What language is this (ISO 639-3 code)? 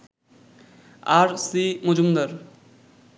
ben